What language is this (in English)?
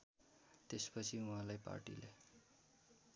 Nepali